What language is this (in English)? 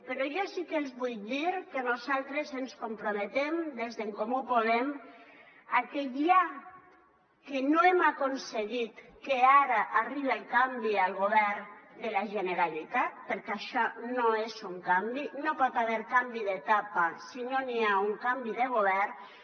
Catalan